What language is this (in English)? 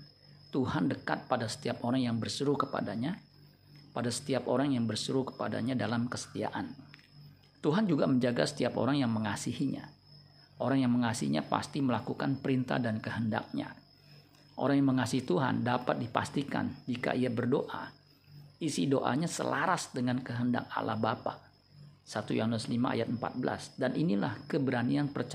Indonesian